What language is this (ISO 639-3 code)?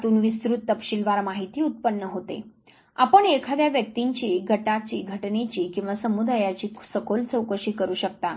mar